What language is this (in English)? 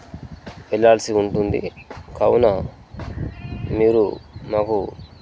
Telugu